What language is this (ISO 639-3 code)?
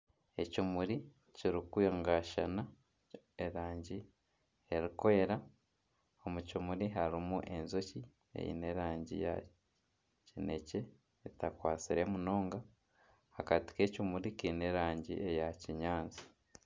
nyn